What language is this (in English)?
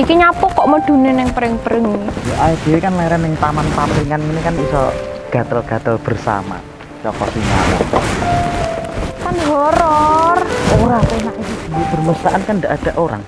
Indonesian